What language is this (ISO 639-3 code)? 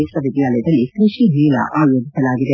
kan